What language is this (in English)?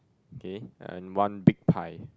English